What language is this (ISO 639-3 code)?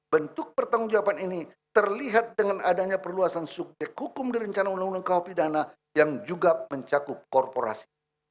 ind